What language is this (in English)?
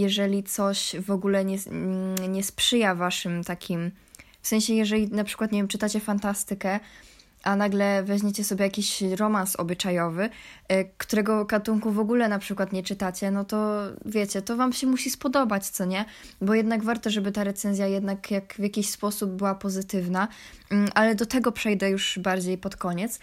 Polish